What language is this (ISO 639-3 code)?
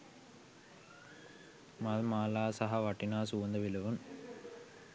sin